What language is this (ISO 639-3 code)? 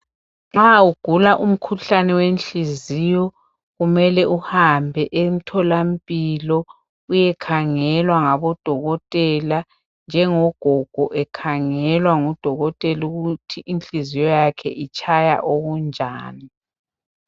nde